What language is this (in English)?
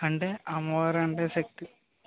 Telugu